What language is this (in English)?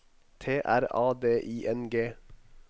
Norwegian